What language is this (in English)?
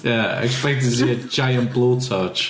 Welsh